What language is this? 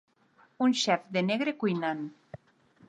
Catalan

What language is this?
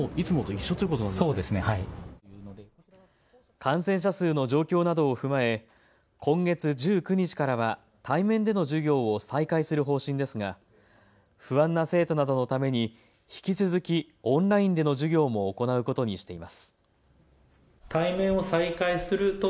Japanese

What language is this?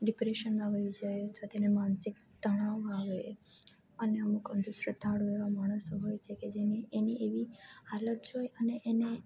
Gujarati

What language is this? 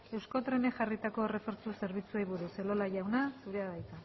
Basque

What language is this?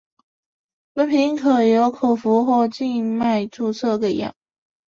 Chinese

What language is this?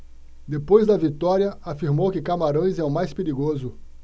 Portuguese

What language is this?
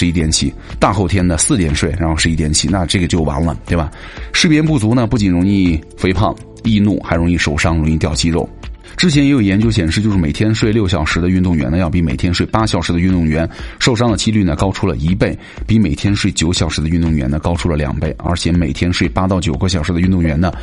Chinese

